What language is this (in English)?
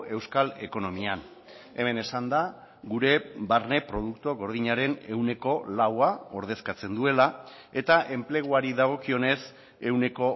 Basque